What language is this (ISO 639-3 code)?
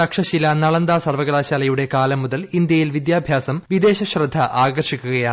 mal